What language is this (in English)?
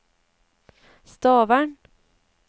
Norwegian